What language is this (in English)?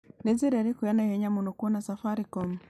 Kikuyu